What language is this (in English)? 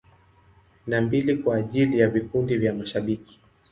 Swahili